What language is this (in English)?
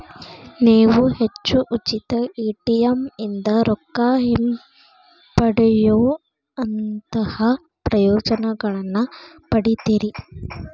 Kannada